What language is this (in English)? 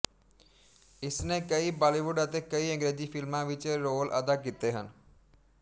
Punjabi